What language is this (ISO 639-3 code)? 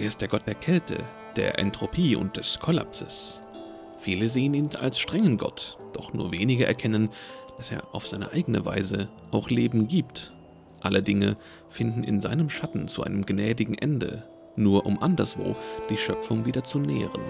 deu